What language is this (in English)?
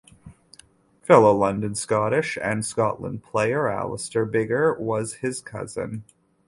English